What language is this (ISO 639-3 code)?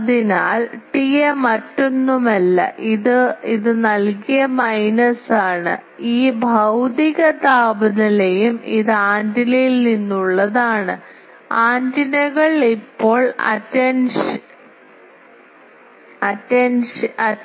mal